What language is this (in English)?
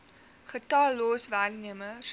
Afrikaans